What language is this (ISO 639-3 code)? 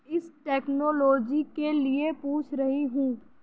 urd